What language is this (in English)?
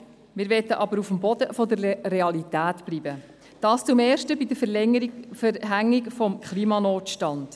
Swiss German